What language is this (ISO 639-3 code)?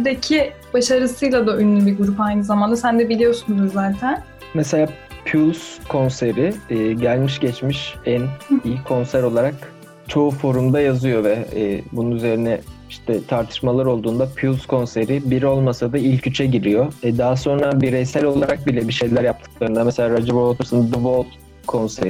tur